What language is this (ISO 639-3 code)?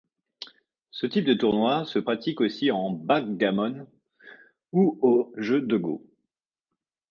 fra